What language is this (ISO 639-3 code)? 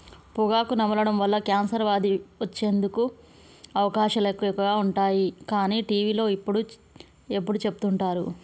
tel